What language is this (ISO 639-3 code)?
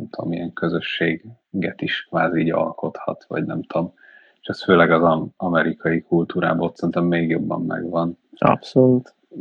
hun